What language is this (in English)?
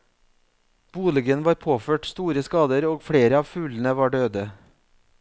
Norwegian